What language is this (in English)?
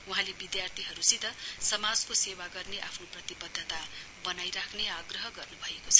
Nepali